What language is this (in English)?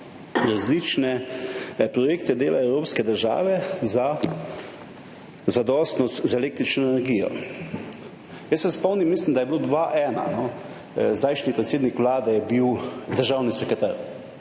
Slovenian